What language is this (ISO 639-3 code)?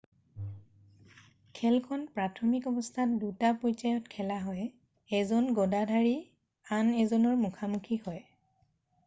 asm